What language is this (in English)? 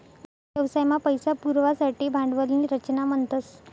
Marathi